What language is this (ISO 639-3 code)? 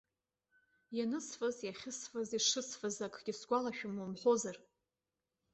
abk